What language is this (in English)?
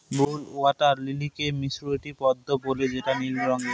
Bangla